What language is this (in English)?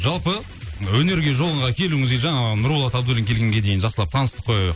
Kazakh